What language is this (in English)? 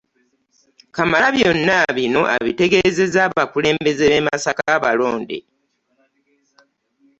Ganda